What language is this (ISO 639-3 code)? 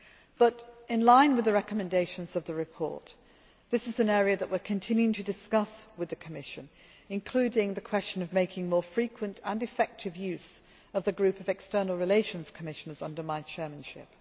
eng